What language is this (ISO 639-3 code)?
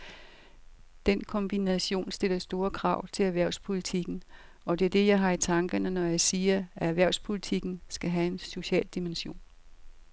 dan